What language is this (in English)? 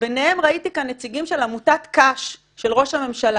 Hebrew